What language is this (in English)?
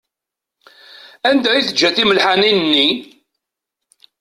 Kabyle